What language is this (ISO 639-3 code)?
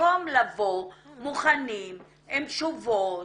heb